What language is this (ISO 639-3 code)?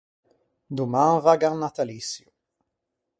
lij